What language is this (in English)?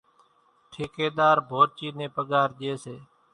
Kachi Koli